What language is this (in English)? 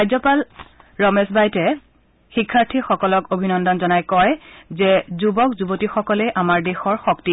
Assamese